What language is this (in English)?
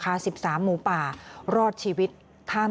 Thai